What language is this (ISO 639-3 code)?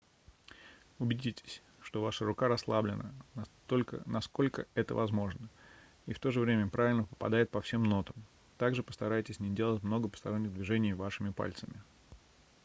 rus